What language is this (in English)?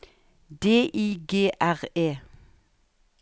Norwegian